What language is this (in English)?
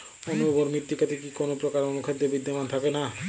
Bangla